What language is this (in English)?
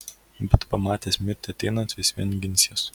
Lithuanian